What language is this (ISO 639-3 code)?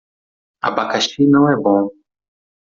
por